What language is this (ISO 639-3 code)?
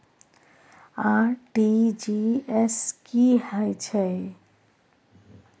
mai